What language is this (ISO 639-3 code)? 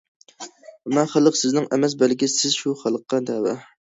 uig